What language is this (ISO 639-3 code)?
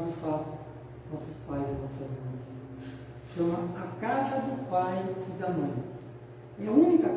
por